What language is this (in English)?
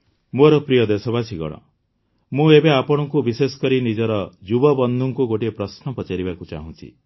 Odia